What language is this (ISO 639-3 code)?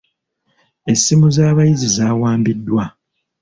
lug